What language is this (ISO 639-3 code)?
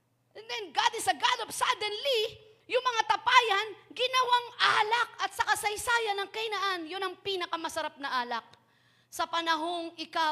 fil